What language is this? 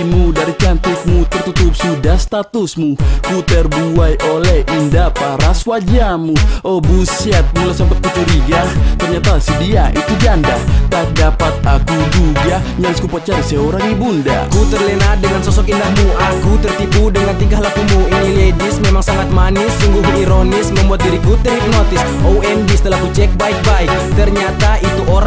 Indonesian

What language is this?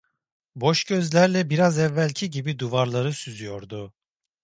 Turkish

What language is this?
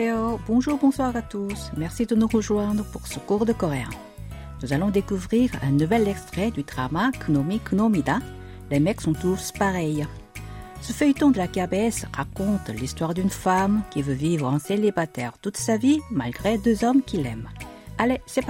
French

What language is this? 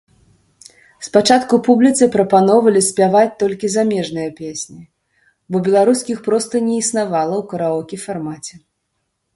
Belarusian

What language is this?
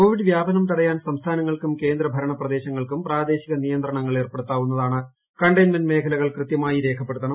Malayalam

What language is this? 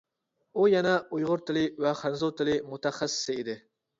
Uyghur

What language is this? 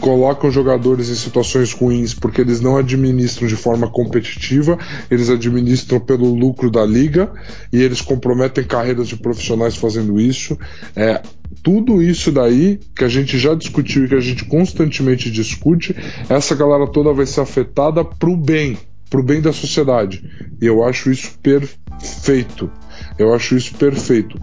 Portuguese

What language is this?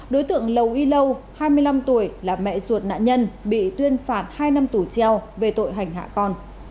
Vietnamese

